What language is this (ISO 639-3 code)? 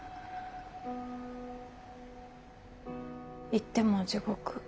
jpn